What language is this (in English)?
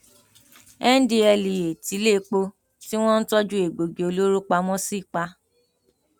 Yoruba